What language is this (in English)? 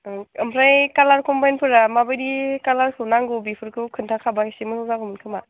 Bodo